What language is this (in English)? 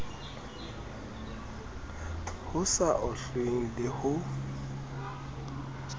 Southern Sotho